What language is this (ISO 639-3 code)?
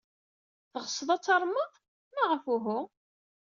kab